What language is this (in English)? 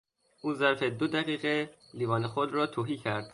Persian